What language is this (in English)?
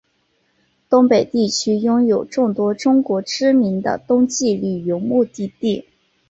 Chinese